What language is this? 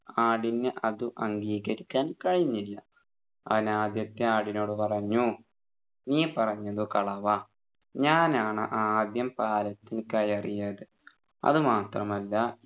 Malayalam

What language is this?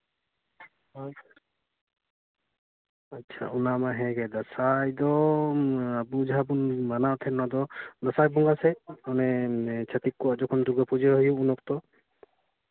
Santali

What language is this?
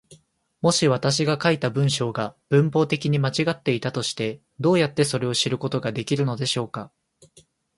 Japanese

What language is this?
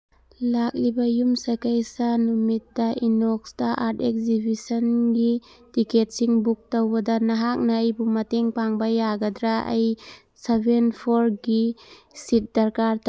Manipuri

